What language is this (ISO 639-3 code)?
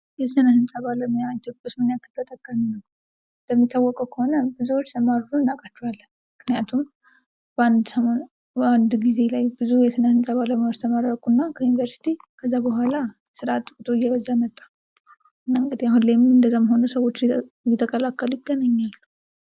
amh